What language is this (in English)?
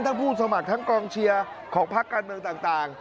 Thai